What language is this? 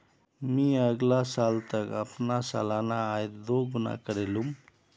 Magahi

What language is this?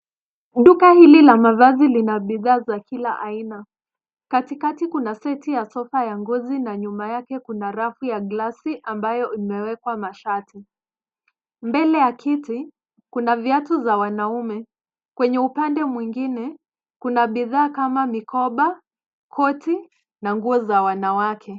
Swahili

